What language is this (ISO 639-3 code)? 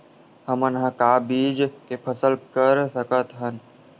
hne